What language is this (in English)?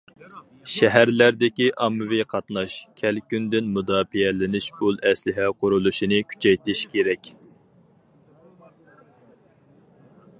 Uyghur